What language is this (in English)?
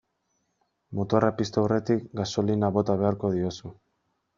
Basque